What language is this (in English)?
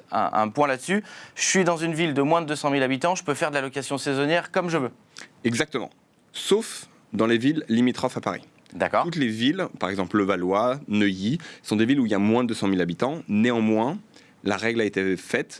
French